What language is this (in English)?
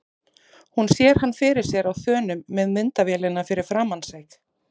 Icelandic